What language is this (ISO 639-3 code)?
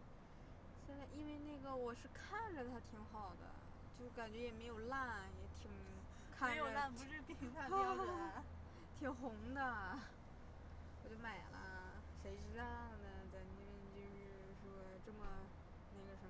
zho